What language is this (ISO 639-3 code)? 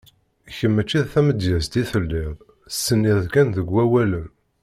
kab